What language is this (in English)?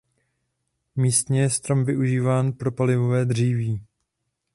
Czech